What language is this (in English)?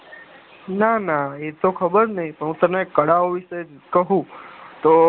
Gujarati